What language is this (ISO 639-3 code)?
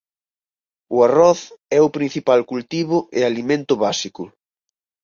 glg